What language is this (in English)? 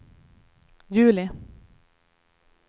Swedish